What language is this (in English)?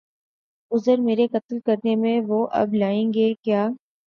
Urdu